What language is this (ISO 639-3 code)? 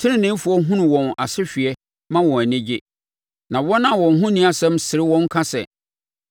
aka